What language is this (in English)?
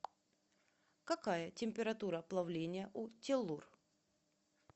Russian